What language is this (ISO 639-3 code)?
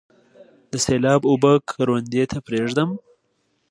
pus